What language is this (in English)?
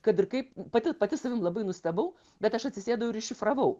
Lithuanian